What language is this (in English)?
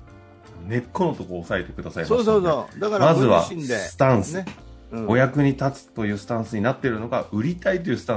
Japanese